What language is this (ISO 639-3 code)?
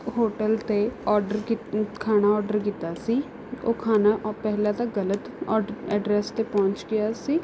pan